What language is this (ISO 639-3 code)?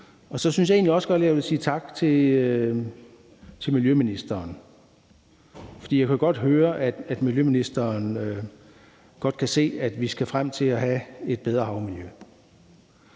dan